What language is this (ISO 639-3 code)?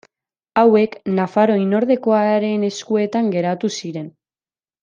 eus